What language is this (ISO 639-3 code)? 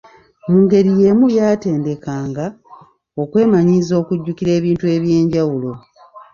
lug